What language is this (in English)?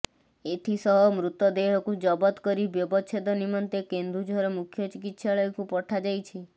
Odia